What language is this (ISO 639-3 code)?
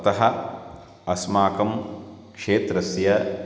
san